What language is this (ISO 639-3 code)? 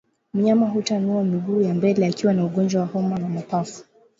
swa